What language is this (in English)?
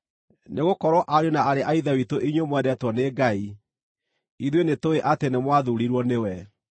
Kikuyu